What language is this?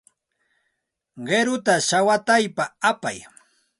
Santa Ana de Tusi Pasco Quechua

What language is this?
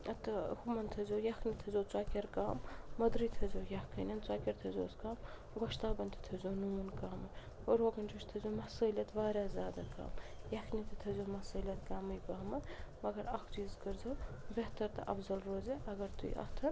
Kashmiri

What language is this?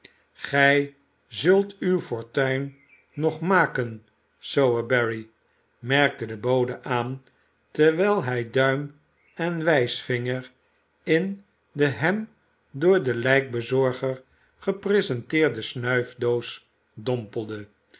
Dutch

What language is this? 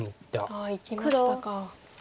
Japanese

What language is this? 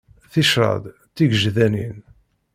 Kabyle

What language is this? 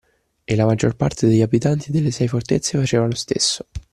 Italian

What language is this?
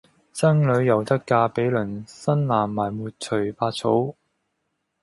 Cantonese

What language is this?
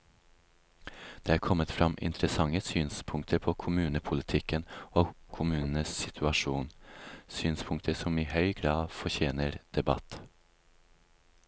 Norwegian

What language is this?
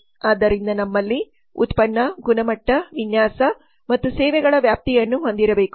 Kannada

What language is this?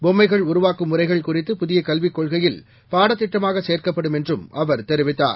Tamil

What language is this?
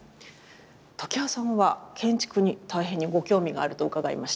Japanese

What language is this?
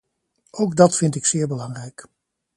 Dutch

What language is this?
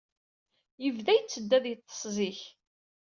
Kabyle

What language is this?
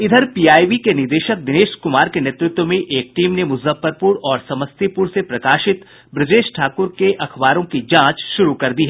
Hindi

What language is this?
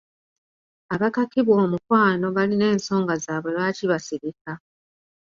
Ganda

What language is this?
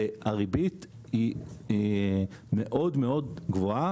Hebrew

